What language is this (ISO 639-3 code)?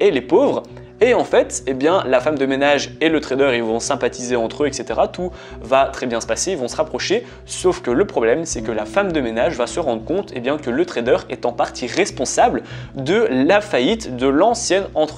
fra